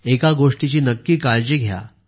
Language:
Marathi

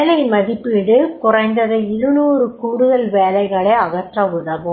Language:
Tamil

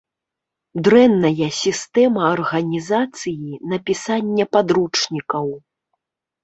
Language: Belarusian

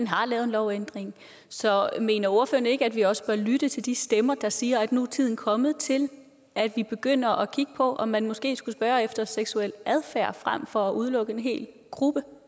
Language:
Danish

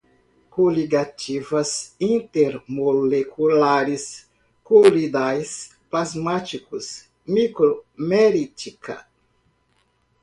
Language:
Portuguese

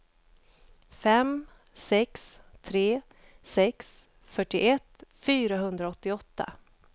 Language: Swedish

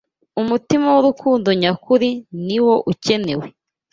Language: Kinyarwanda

